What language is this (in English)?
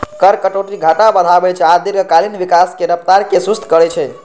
Maithili